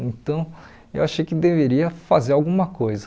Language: Portuguese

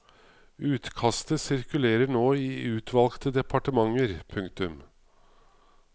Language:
Norwegian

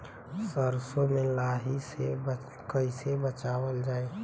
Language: Bhojpuri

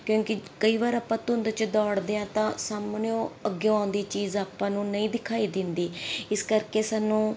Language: Punjabi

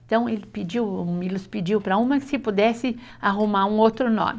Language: Portuguese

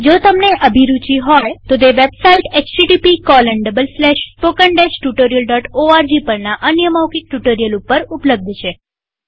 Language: Gujarati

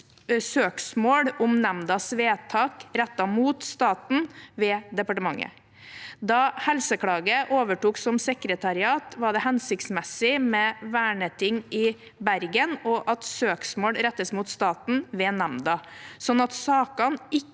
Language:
Norwegian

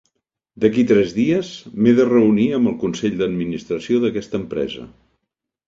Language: Catalan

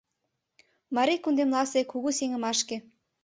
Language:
Mari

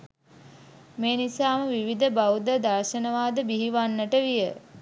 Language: Sinhala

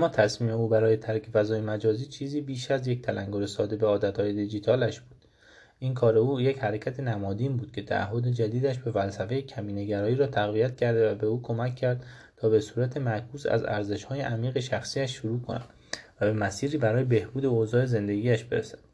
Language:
Persian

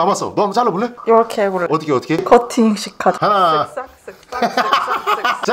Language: Korean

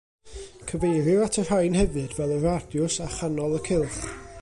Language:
Welsh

